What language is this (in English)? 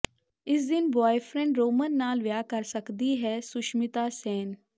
Punjabi